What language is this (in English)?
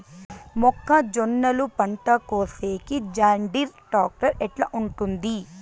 Telugu